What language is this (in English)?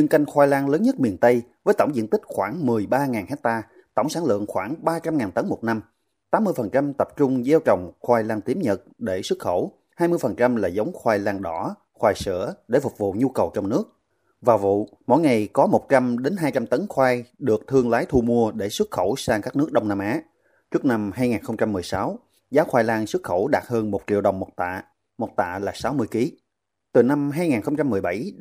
Vietnamese